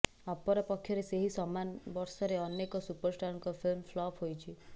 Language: Odia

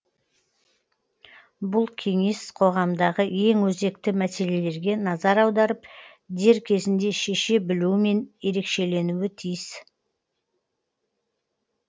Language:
Kazakh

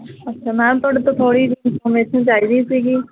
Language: Punjabi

